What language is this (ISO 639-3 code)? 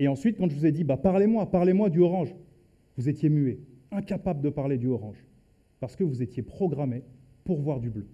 fra